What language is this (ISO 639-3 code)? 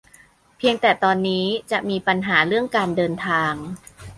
tha